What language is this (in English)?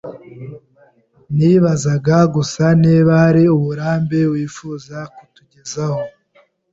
Kinyarwanda